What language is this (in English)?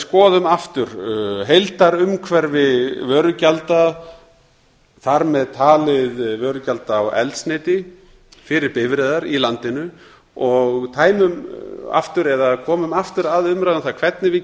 Icelandic